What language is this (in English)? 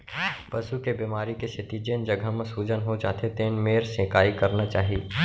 Chhattisgarhi